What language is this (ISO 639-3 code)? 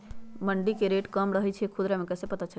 mag